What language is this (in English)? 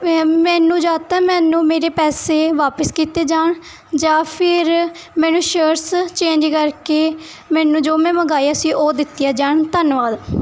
Punjabi